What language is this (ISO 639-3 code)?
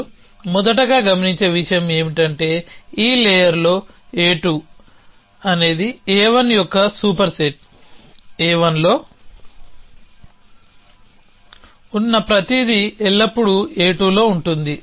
tel